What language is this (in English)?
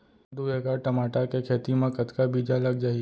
Chhattisgarhi